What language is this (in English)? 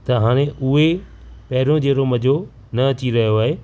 Sindhi